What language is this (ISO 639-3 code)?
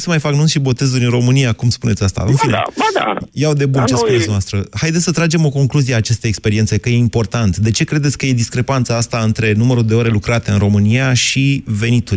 ron